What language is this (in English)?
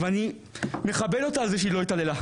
Hebrew